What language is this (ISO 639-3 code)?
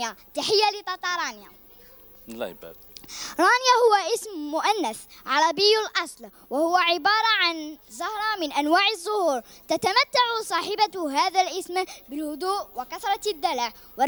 ara